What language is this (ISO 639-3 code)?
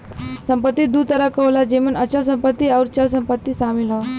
bho